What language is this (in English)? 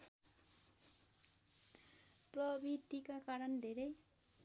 Nepali